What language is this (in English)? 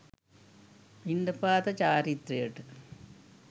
Sinhala